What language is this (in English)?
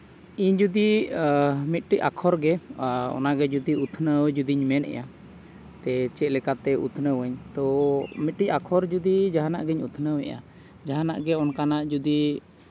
Santali